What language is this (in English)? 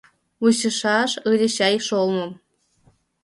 Mari